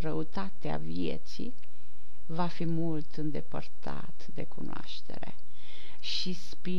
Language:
Romanian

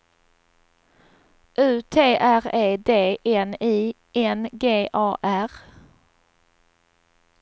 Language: Swedish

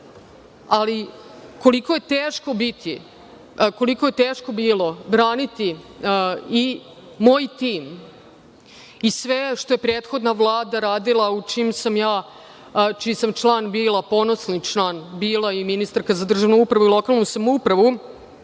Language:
Serbian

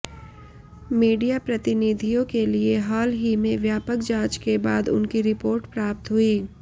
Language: Hindi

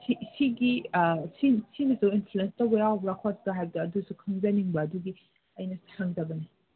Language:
Manipuri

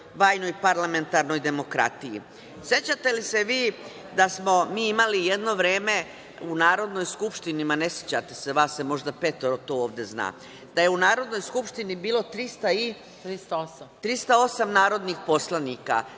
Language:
Serbian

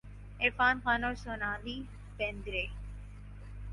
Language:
Urdu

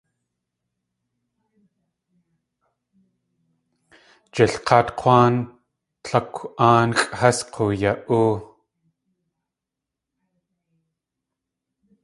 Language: Tlingit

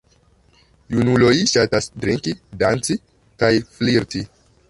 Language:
Esperanto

